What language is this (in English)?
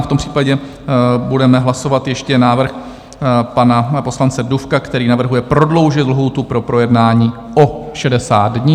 Czech